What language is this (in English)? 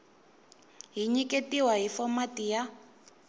Tsonga